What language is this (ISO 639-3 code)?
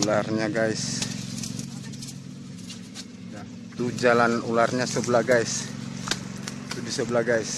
ind